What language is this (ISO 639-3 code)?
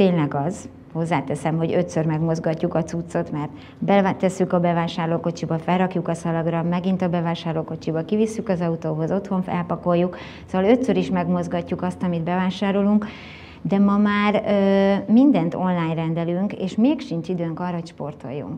hun